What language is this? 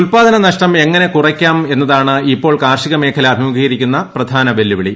Malayalam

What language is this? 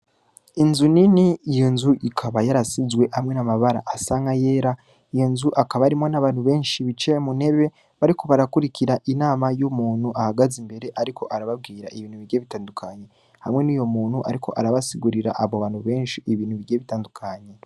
Rundi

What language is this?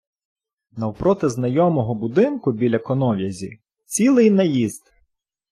Ukrainian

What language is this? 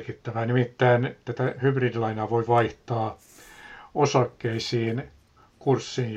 Finnish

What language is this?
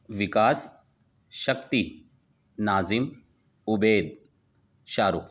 Urdu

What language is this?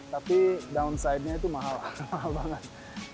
Indonesian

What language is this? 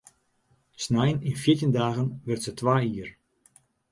Western Frisian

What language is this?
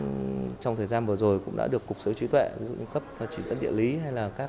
Vietnamese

